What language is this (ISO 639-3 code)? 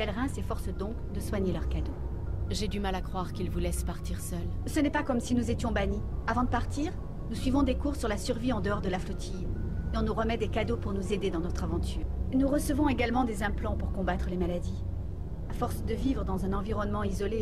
fra